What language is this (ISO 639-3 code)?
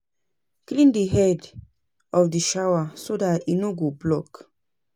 pcm